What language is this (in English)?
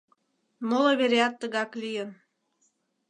Mari